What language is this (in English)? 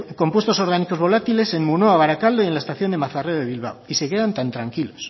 Spanish